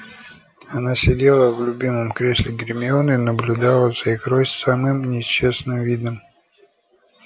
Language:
Russian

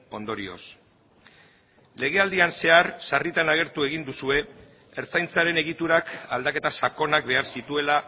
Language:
Basque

